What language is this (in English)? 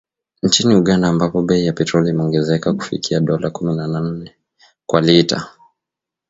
Swahili